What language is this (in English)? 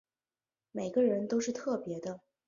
Chinese